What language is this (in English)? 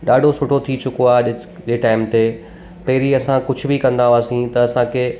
Sindhi